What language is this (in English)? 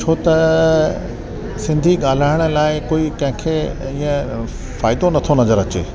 Sindhi